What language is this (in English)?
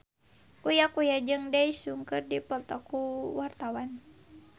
Sundanese